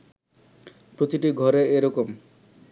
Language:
Bangla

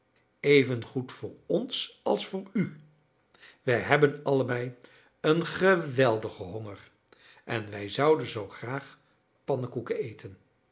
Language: Dutch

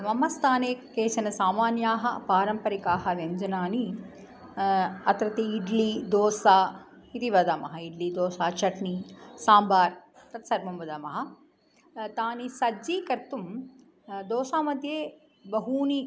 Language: Sanskrit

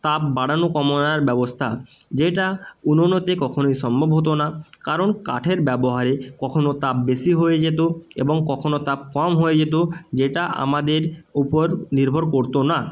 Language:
Bangla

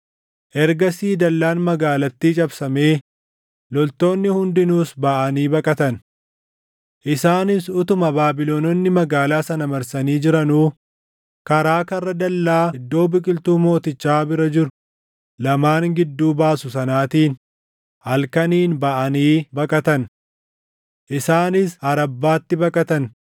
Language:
Oromo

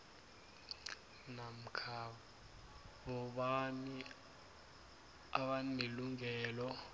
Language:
South Ndebele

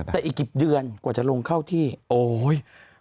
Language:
Thai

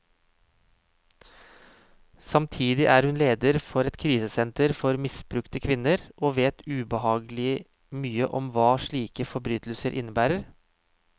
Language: Norwegian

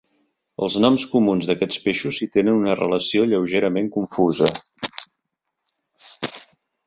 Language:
Catalan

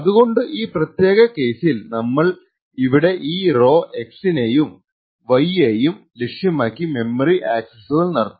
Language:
Malayalam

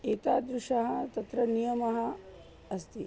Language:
Sanskrit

